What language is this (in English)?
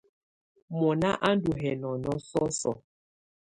Tunen